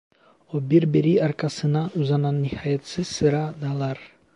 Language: Turkish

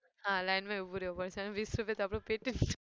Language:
Gujarati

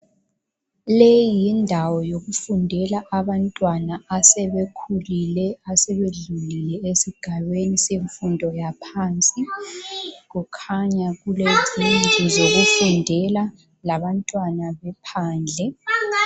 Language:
North Ndebele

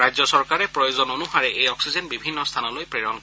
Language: Assamese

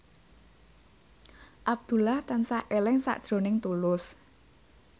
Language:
Javanese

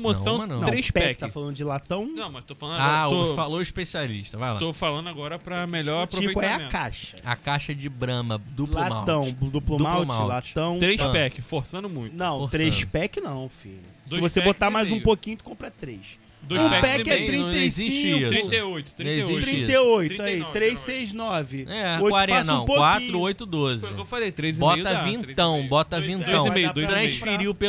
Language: Portuguese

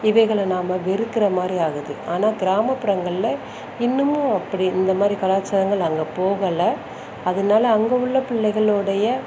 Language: Tamil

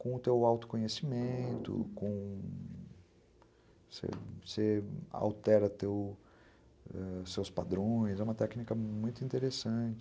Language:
Portuguese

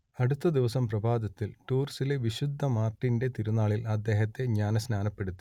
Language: Malayalam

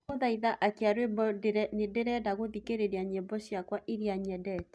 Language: Kikuyu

